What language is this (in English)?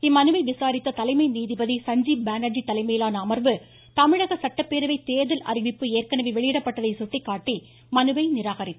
Tamil